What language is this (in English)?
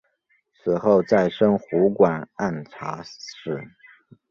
Chinese